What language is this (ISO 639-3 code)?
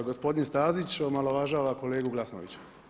hrv